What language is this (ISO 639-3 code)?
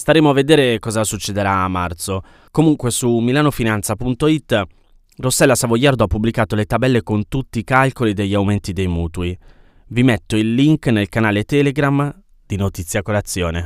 ita